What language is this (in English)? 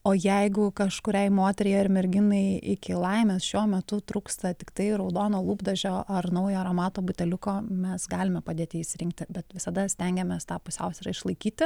Lithuanian